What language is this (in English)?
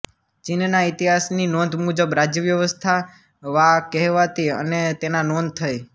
Gujarati